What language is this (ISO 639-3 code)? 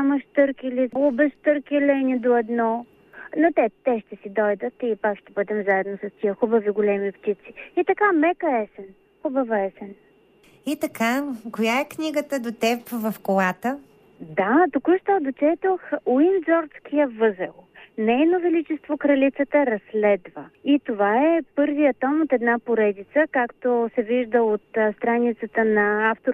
bul